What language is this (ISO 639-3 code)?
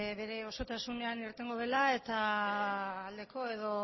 eus